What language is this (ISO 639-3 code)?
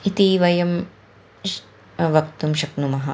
san